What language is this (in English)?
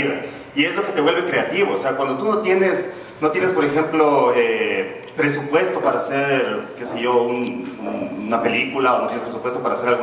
Spanish